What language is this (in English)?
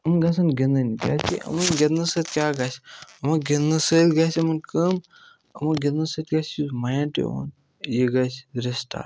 Kashmiri